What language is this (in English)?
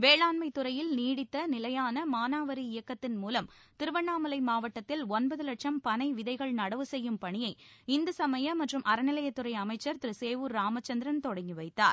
Tamil